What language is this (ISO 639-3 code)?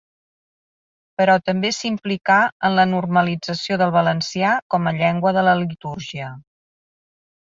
cat